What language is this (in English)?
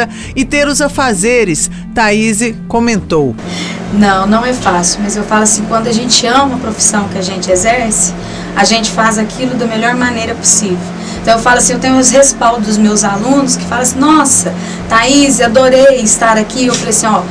Portuguese